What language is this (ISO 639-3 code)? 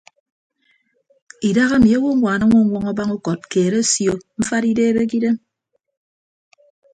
ibb